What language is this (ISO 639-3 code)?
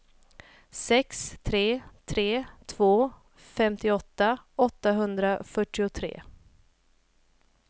swe